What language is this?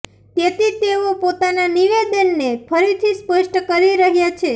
Gujarati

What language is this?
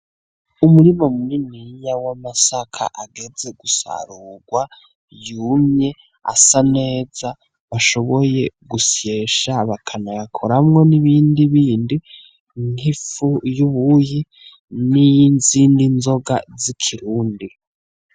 Rundi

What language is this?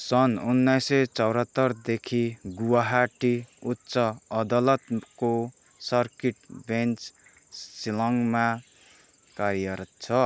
Nepali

